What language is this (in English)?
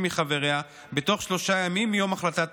Hebrew